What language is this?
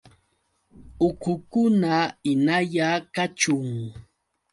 Yauyos Quechua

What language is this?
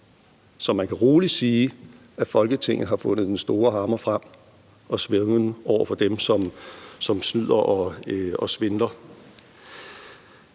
Danish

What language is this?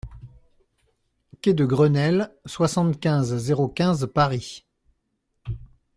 French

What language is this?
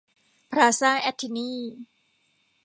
Thai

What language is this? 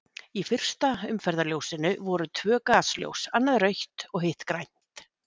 Icelandic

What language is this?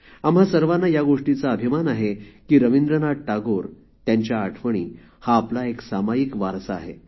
Marathi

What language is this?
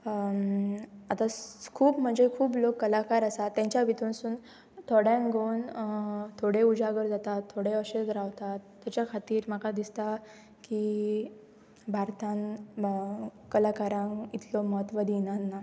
Konkani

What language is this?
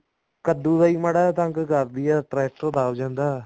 Punjabi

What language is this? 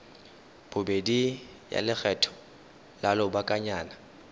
Tswana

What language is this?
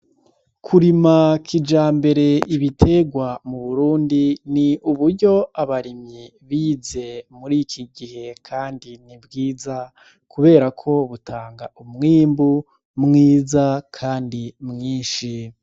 Rundi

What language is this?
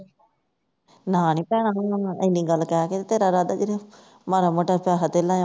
Punjabi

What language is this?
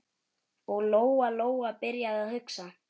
Icelandic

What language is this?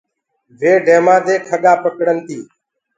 Gurgula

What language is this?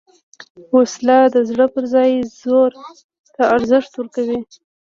Pashto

